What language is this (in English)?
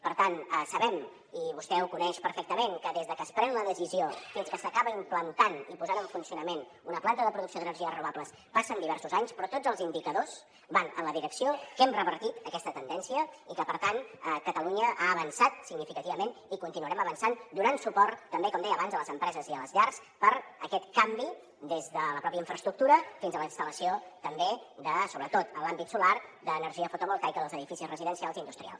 Catalan